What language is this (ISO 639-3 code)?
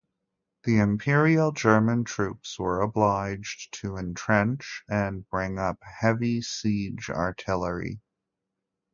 eng